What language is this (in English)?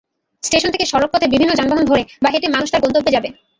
Bangla